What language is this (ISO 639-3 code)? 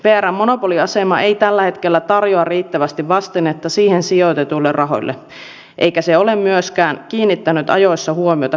fin